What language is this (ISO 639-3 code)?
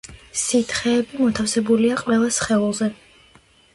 kat